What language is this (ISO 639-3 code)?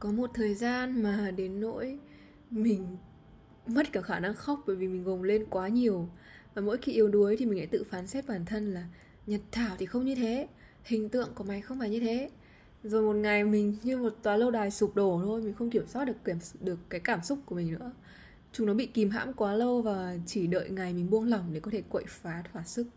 vie